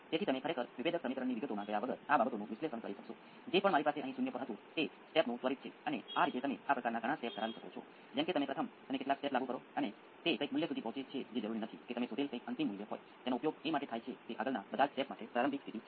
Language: Gujarati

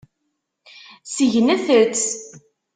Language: Kabyle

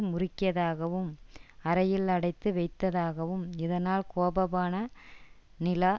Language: Tamil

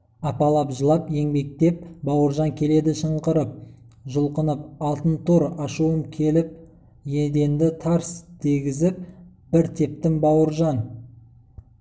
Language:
Kazakh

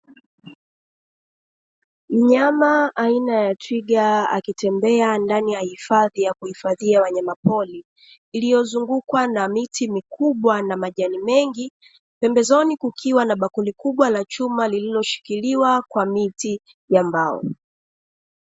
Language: Swahili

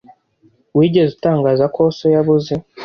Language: Kinyarwanda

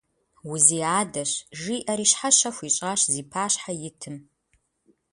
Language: Kabardian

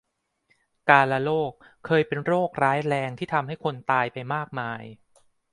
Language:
Thai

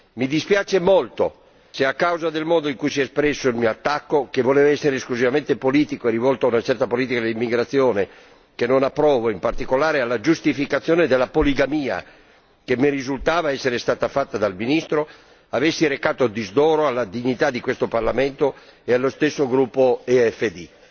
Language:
Italian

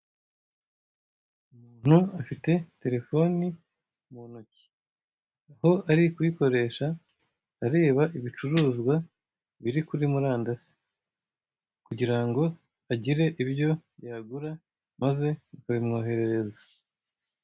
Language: Kinyarwanda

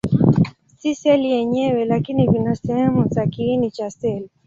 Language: Swahili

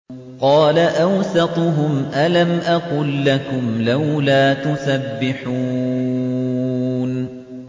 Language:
Arabic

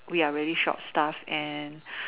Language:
English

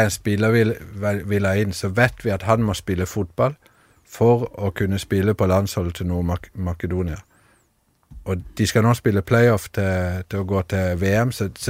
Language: Danish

